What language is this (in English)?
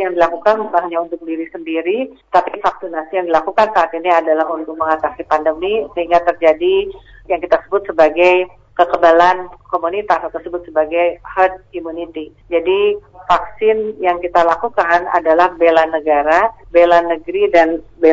Indonesian